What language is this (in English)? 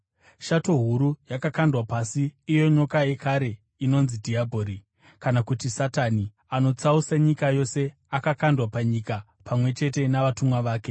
Shona